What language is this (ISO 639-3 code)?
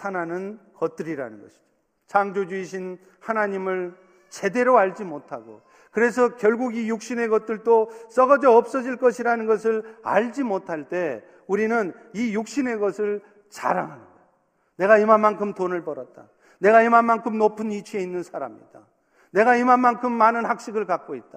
kor